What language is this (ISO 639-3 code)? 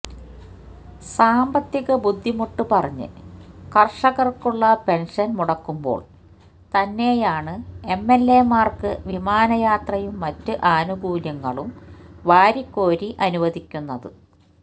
mal